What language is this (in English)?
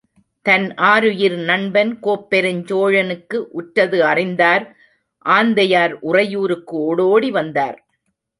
Tamil